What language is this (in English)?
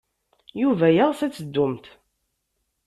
Kabyle